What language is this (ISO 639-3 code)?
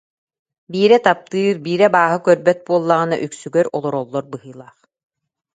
sah